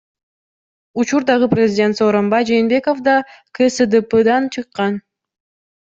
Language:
Kyrgyz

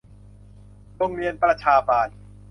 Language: Thai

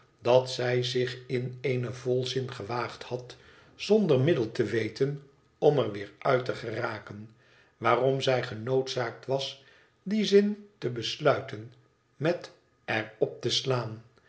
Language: Dutch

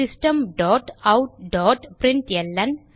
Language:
Tamil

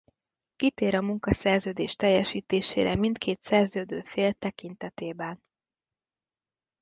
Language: Hungarian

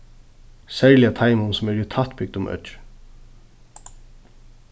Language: Faroese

